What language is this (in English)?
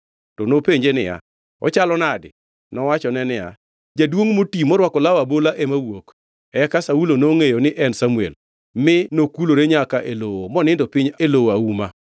Luo (Kenya and Tanzania)